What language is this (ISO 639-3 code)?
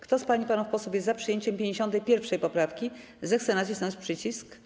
pol